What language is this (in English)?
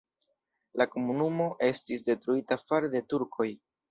Esperanto